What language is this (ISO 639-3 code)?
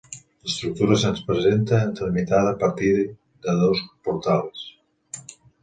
cat